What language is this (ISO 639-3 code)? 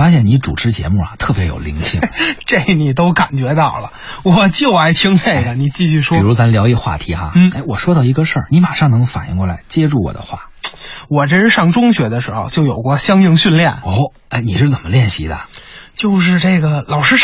zho